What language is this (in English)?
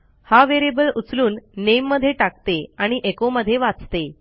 Marathi